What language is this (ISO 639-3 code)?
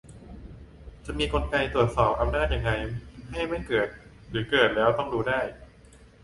tha